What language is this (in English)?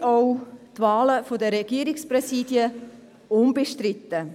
Swiss German